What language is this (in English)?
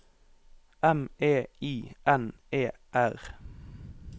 Norwegian